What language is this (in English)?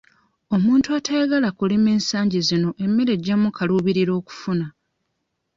Ganda